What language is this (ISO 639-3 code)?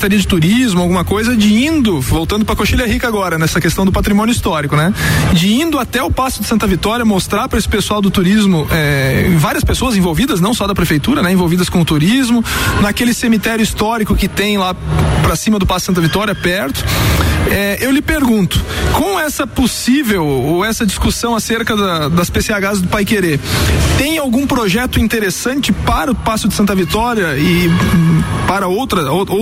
por